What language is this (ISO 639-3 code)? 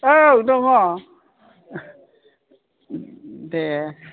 brx